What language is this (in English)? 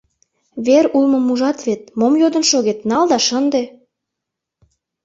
Mari